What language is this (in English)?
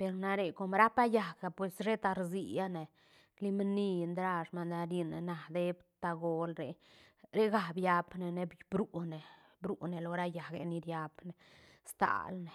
Santa Catarina Albarradas Zapotec